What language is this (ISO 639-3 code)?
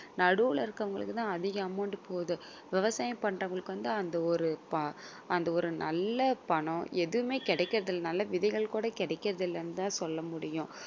tam